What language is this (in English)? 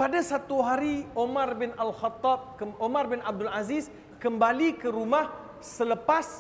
Malay